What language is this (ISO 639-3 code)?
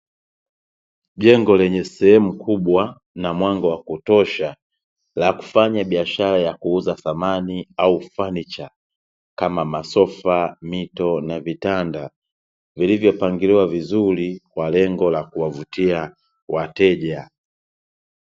swa